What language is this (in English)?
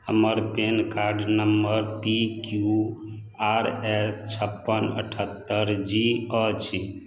Maithili